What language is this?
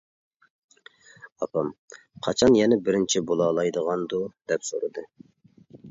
Uyghur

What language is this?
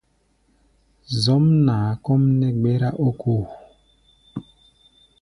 Gbaya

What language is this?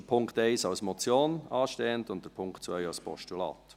Swiss German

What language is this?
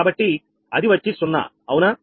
Telugu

